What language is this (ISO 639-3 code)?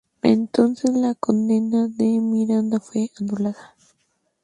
spa